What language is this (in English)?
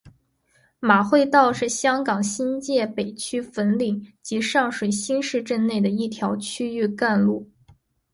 Chinese